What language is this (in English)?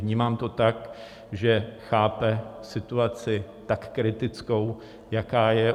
Czech